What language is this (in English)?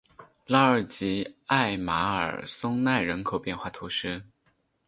Chinese